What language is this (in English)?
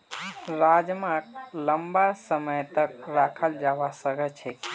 Magahi